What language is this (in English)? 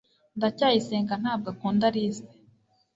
Kinyarwanda